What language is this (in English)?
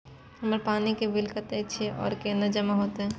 Maithili